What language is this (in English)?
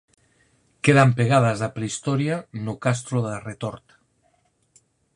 Galician